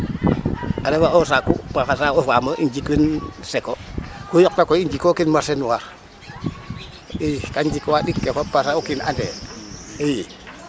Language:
Serer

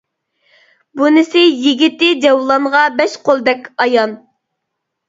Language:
Uyghur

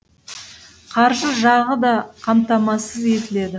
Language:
Kazakh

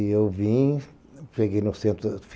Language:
Portuguese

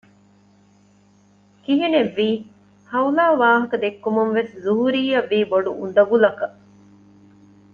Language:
Divehi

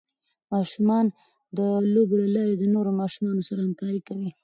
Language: Pashto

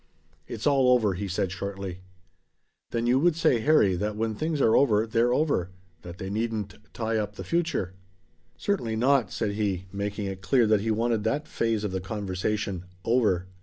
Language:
English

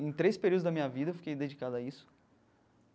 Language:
Portuguese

